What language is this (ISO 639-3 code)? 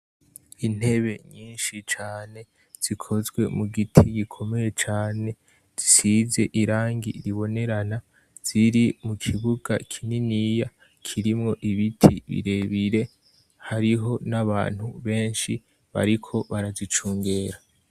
run